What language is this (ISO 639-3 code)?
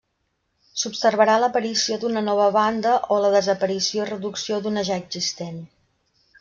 cat